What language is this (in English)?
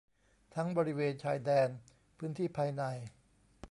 Thai